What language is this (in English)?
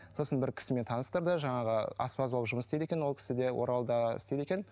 Kazakh